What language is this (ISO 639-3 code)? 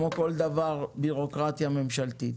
heb